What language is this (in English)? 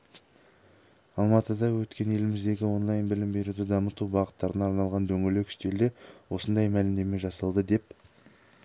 Kazakh